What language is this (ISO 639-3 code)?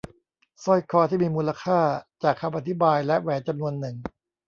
tha